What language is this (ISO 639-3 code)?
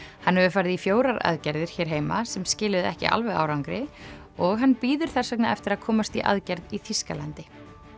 isl